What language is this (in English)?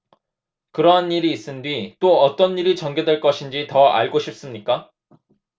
Korean